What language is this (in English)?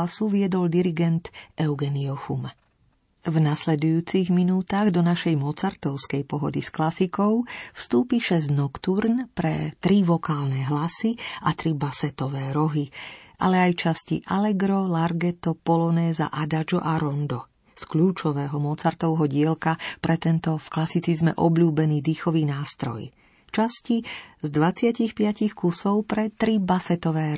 Slovak